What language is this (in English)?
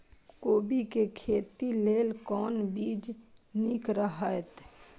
Maithili